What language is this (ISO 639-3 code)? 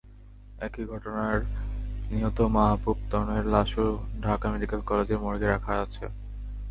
ben